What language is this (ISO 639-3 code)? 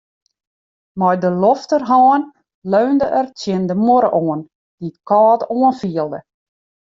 fry